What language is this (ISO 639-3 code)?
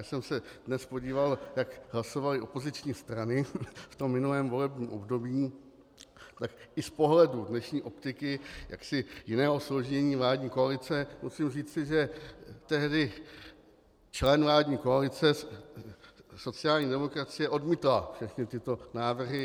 ces